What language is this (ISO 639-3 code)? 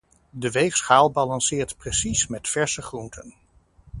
nld